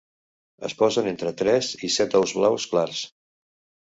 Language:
Catalan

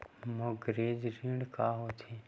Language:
Chhattisgarhi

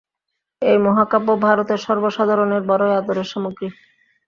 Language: Bangla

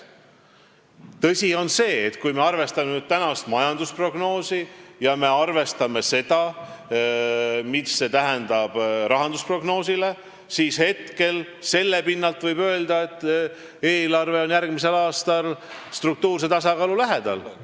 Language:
Estonian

